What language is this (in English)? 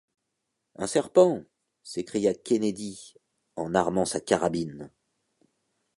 French